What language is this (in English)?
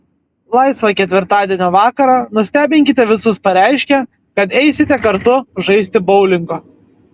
Lithuanian